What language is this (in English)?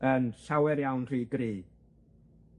Welsh